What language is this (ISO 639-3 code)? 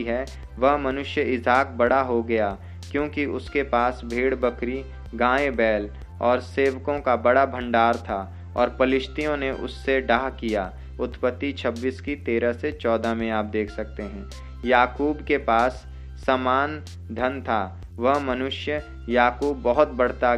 hin